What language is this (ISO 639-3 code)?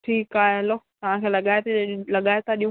snd